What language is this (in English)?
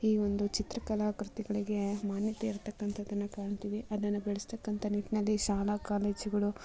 Kannada